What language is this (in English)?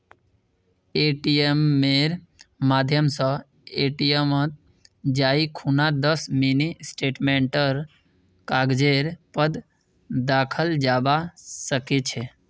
Magahi